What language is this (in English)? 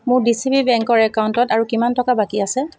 Assamese